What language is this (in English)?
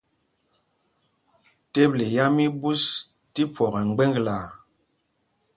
Mpumpong